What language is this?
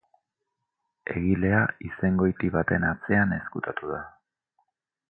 Basque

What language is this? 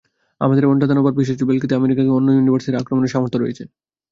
Bangla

